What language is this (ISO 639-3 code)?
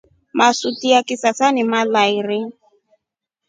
rof